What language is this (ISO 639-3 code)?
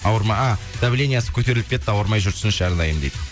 kaz